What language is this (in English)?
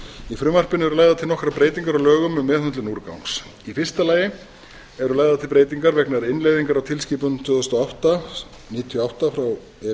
Icelandic